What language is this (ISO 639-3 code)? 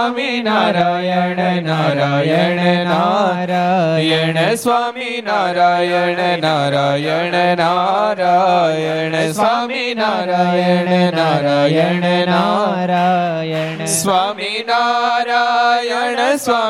guj